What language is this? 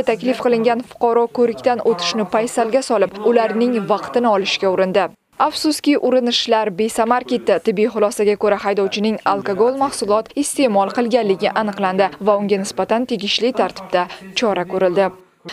Turkish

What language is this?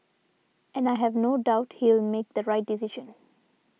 English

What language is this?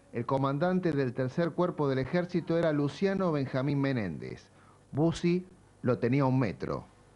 Spanish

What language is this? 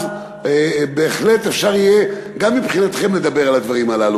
Hebrew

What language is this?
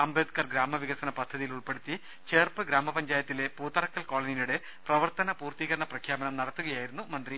Malayalam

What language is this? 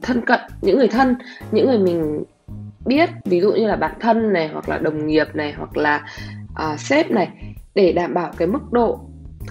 Vietnamese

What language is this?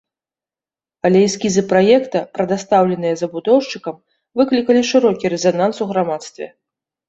Belarusian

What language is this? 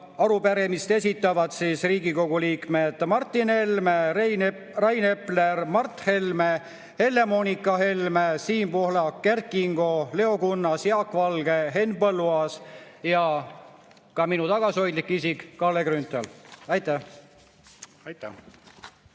Estonian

